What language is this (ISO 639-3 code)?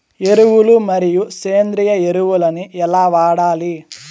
tel